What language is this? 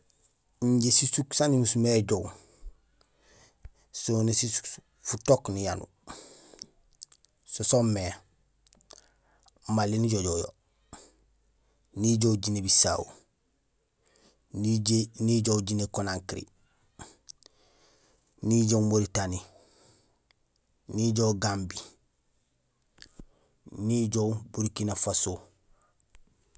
Gusilay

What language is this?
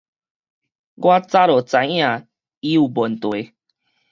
Min Nan Chinese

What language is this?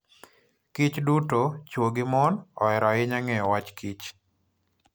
Luo (Kenya and Tanzania)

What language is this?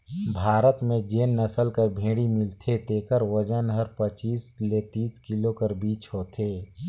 Chhattisgarhi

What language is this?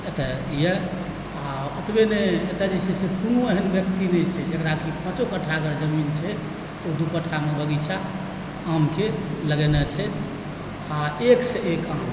Maithili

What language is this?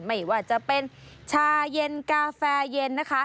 Thai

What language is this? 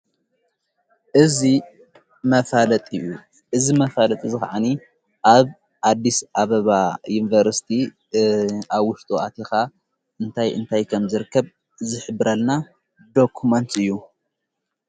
Tigrinya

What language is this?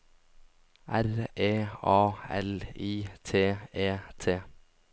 Norwegian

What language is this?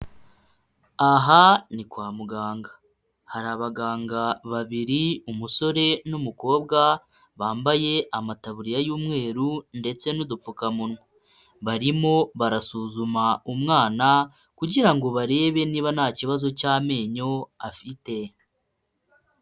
Kinyarwanda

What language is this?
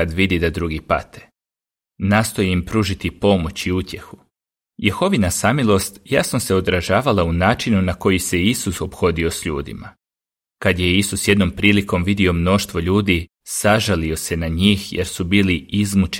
Croatian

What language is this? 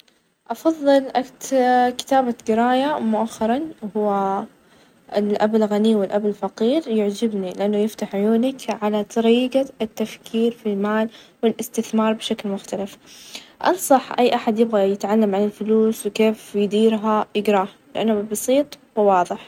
Najdi Arabic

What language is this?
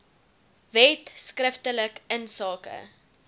Afrikaans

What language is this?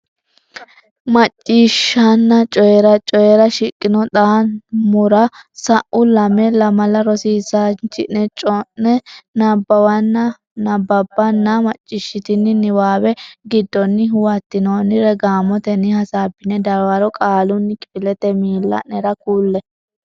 Sidamo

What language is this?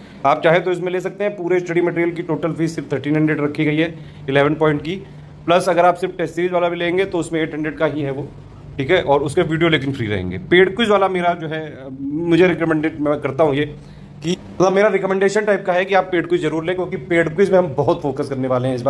Hindi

